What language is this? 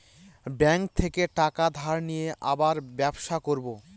Bangla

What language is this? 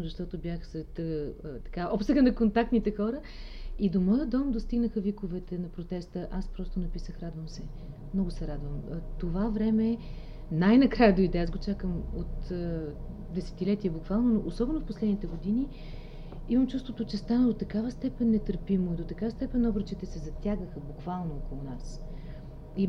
Bulgarian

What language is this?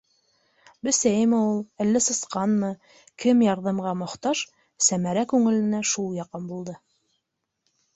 Bashkir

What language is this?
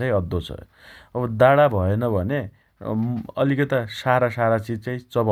Dotyali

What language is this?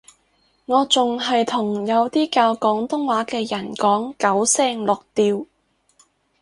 Cantonese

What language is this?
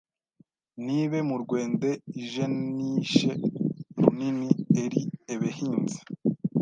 Kinyarwanda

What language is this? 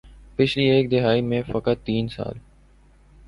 Urdu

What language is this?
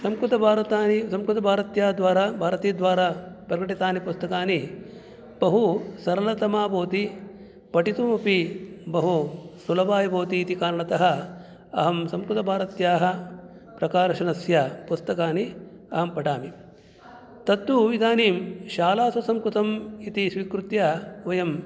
Sanskrit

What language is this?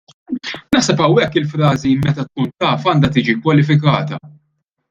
Maltese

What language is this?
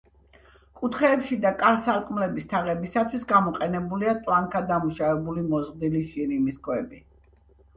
Georgian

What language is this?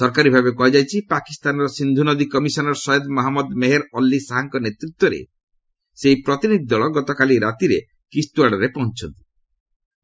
Odia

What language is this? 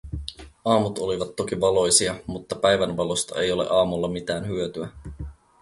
Finnish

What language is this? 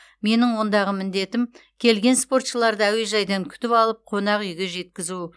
Kazakh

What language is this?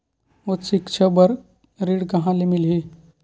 Chhattisgarhi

